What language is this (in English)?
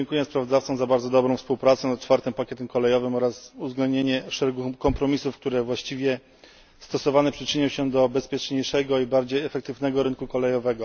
Polish